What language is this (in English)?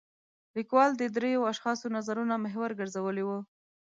Pashto